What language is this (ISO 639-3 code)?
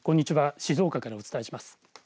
jpn